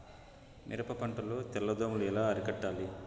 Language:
Telugu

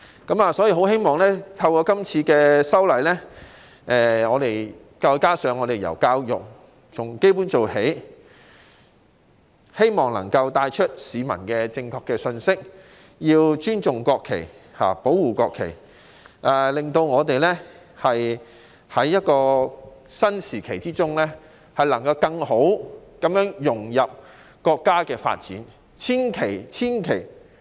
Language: Cantonese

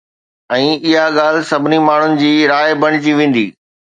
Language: Sindhi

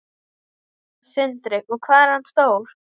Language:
Icelandic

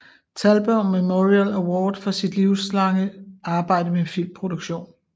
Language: Danish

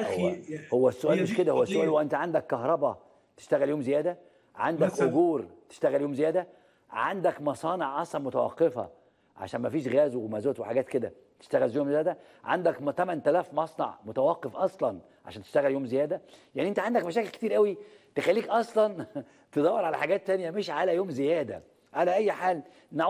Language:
Arabic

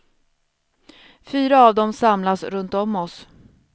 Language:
Swedish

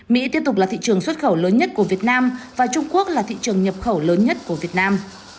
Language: Vietnamese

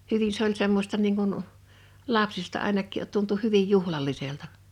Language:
Finnish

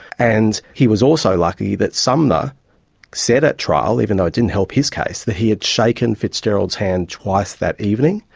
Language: English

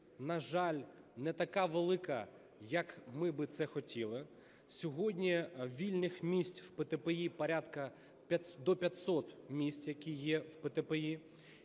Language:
Ukrainian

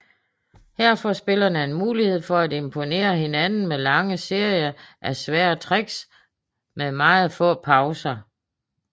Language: Danish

